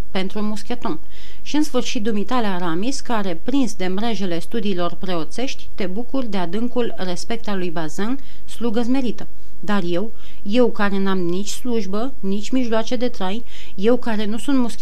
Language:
Romanian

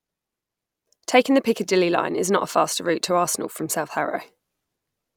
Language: English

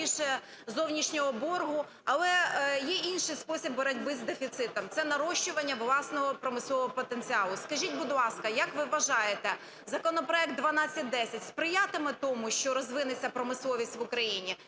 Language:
Ukrainian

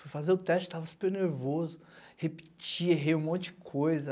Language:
Portuguese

